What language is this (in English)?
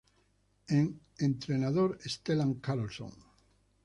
Spanish